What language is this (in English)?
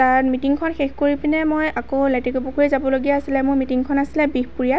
Assamese